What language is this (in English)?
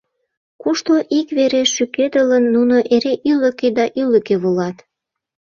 Mari